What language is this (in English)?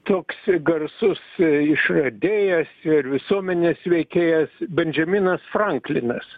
Lithuanian